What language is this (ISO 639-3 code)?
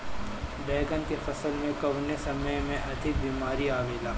bho